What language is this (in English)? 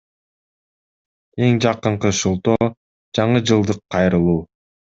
Kyrgyz